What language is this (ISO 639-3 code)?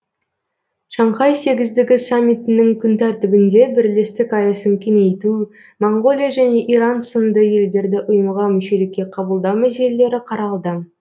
kaz